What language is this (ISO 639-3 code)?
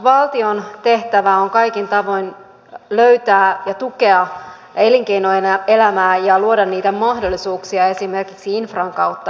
fin